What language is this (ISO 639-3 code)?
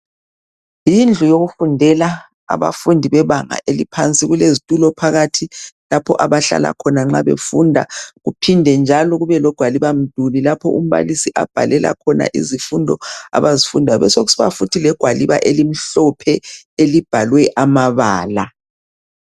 nde